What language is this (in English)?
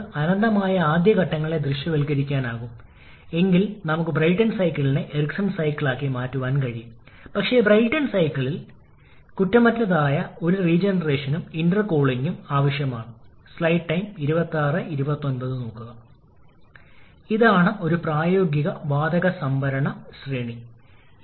Malayalam